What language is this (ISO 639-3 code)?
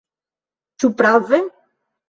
epo